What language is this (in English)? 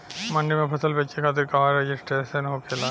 Bhojpuri